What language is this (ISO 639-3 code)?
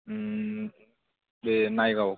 brx